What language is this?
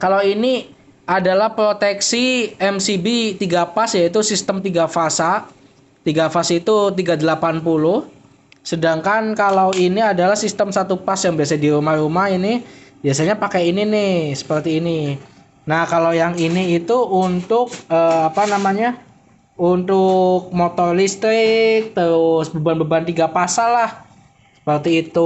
Indonesian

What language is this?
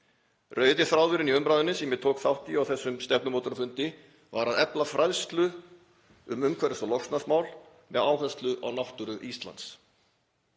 Icelandic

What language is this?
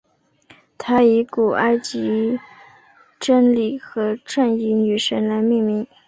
Chinese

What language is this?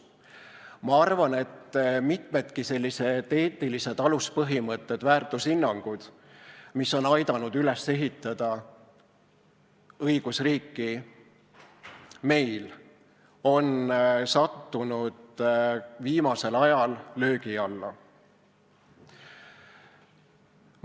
Estonian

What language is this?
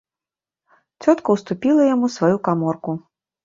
Belarusian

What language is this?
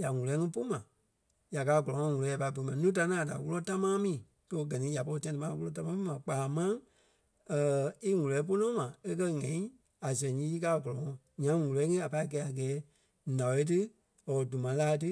Kpelle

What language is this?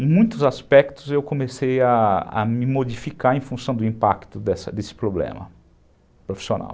Portuguese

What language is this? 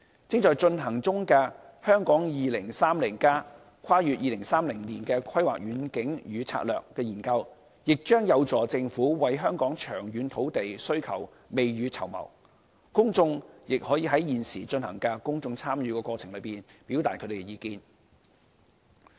Cantonese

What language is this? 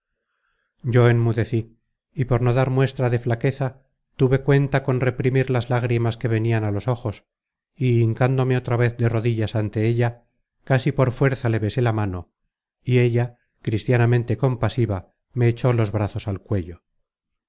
Spanish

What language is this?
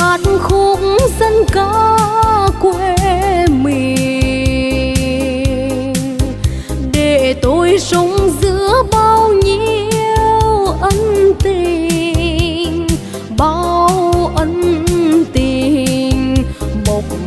Vietnamese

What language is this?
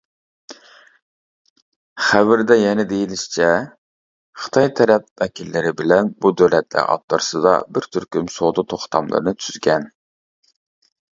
Uyghur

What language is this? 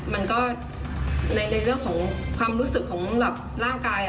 Thai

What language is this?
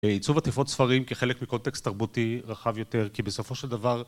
Hebrew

